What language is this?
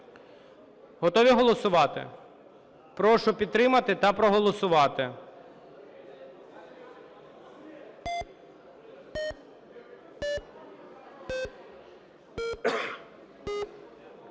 Ukrainian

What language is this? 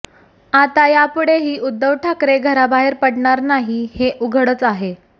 Marathi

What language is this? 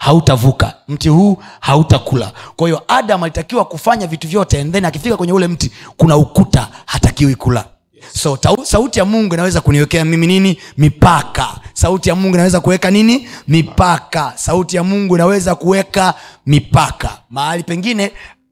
Swahili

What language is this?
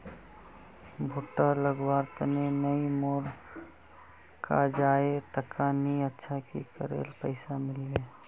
Magahi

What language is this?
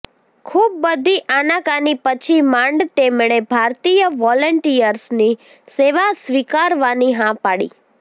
Gujarati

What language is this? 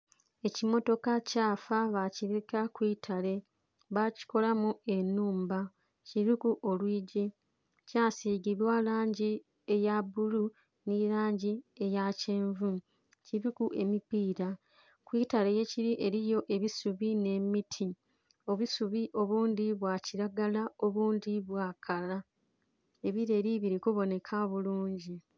Soga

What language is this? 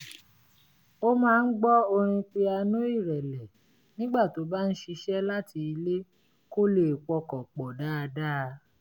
Yoruba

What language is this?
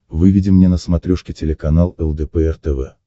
Russian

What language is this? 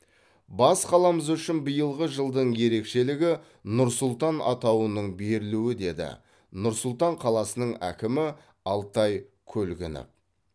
Kazakh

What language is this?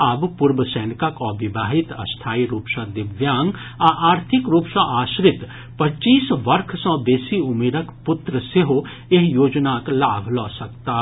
Maithili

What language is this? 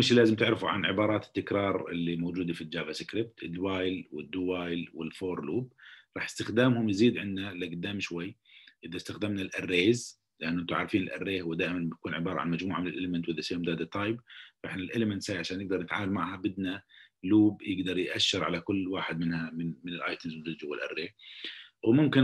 Arabic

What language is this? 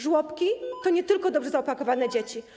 Polish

